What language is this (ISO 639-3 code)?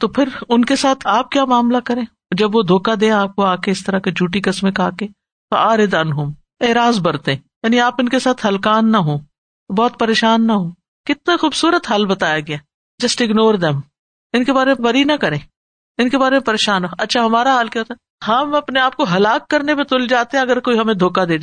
urd